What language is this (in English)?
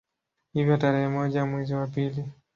Swahili